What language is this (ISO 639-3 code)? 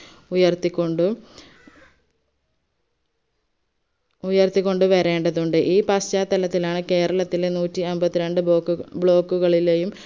mal